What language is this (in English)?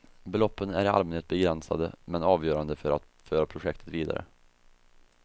Swedish